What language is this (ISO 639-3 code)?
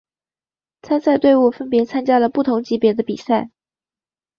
zho